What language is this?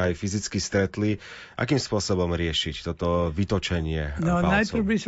Slovak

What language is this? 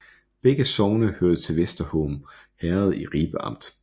Danish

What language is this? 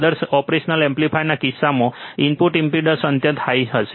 Gujarati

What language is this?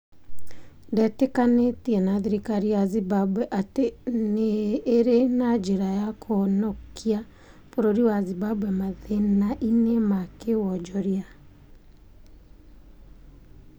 Kikuyu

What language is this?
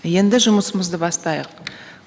Kazakh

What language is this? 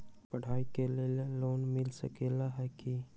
Magahi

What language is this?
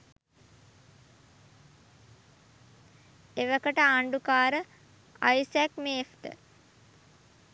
Sinhala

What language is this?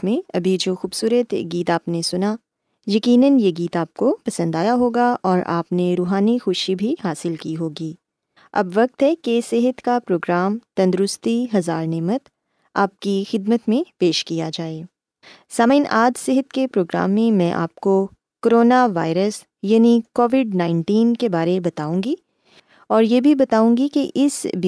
Urdu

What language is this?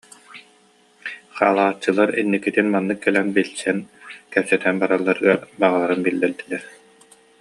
Yakut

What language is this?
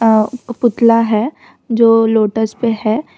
Hindi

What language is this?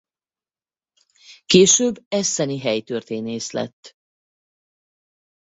Hungarian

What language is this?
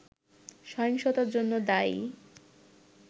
Bangla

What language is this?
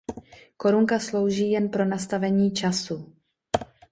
Czech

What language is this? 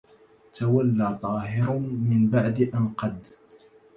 Arabic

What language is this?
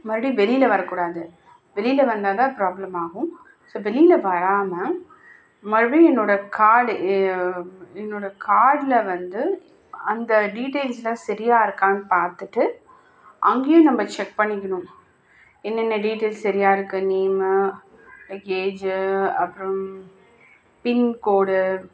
Tamil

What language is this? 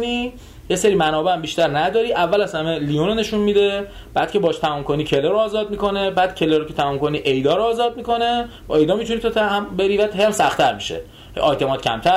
Persian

